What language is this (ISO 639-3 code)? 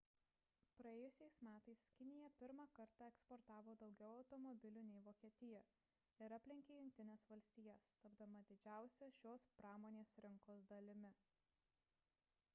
lit